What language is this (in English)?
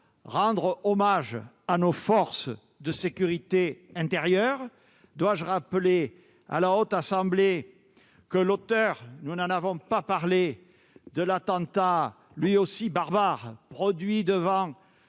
French